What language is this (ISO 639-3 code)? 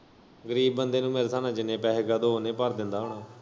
pan